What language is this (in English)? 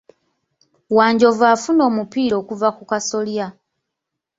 Ganda